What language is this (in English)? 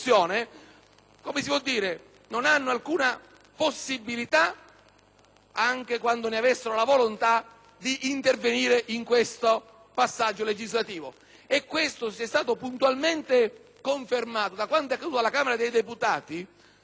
Italian